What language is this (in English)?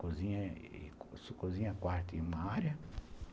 Portuguese